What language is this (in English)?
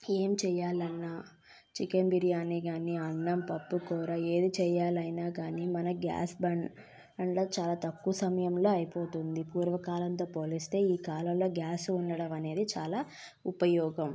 Telugu